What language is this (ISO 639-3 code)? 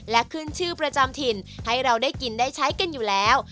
tha